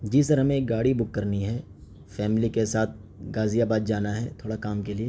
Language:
Urdu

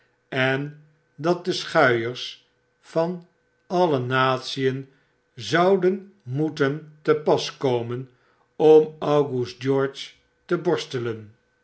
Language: Dutch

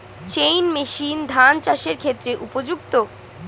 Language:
Bangla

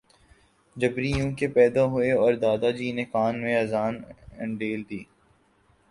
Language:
Urdu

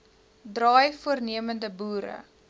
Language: Afrikaans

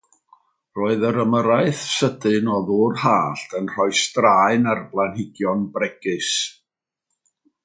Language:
Welsh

